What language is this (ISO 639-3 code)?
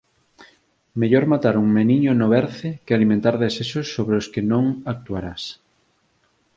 glg